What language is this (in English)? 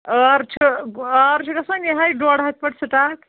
Kashmiri